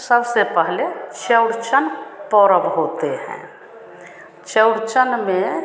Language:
Hindi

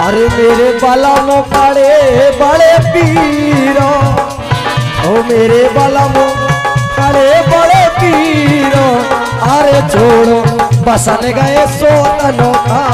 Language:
Hindi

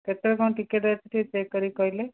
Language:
Odia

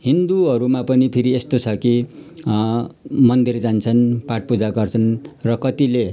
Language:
Nepali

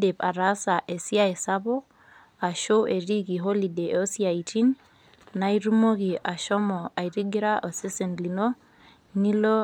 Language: Masai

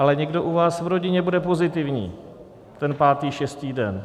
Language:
Czech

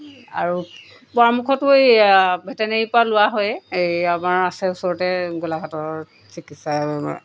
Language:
Assamese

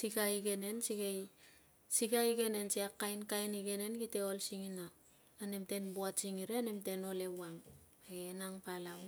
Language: Tungag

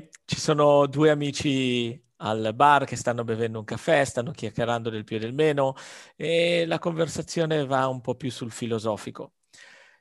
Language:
Italian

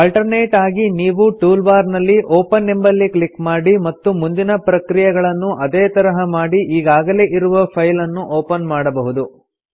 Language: Kannada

